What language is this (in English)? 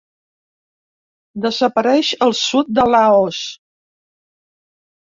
Catalan